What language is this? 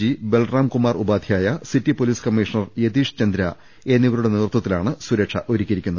Malayalam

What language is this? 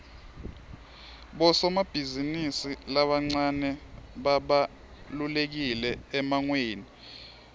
Swati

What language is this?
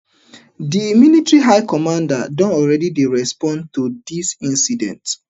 Nigerian Pidgin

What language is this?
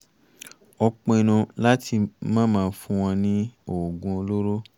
Yoruba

